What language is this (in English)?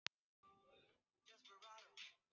Icelandic